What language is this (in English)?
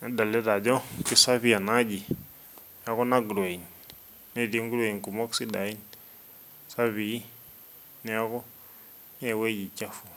Masai